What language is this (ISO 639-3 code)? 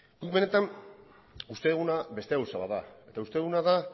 eus